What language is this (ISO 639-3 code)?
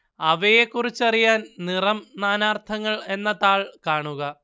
mal